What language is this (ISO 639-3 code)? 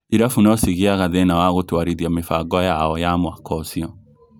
kik